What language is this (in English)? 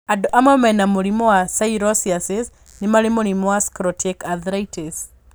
Kikuyu